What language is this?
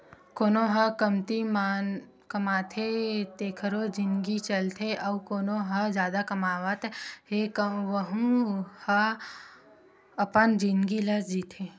Chhattisgarhi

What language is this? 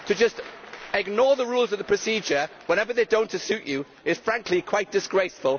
English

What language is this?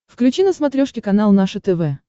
Russian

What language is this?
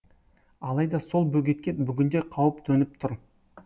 Kazakh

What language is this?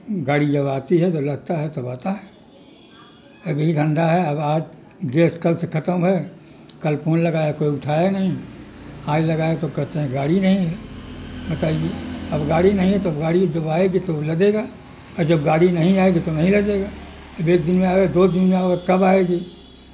Urdu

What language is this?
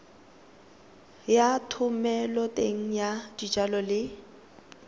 Tswana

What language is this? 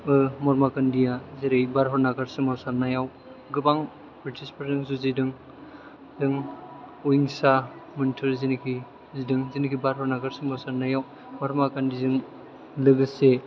Bodo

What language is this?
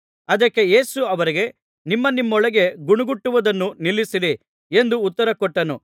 Kannada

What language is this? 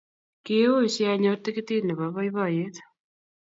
Kalenjin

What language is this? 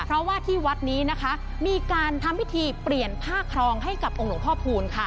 Thai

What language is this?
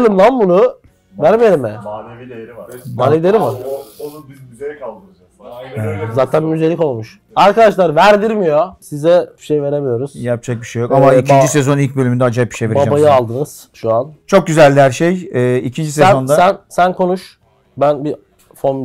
Turkish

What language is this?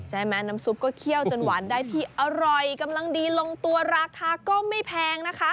Thai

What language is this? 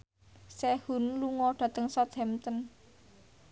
Javanese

